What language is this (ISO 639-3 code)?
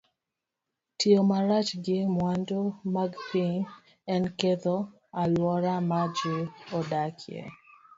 luo